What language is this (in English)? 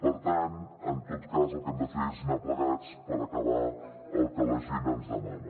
Catalan